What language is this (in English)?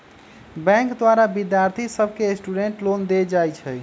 Magahi